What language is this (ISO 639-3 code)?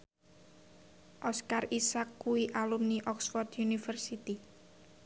jav